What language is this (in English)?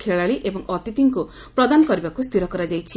Odia